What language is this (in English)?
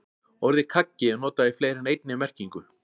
Icelandic